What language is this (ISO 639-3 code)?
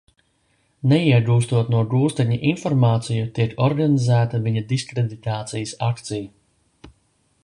lav